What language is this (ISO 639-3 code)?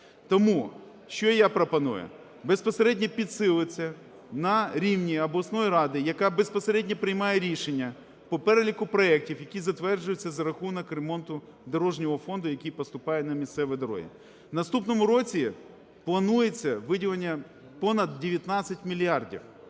ukr